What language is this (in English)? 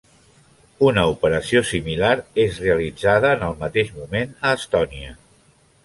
Catalan